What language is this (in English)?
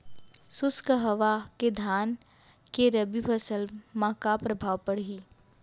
Chhattisgarhi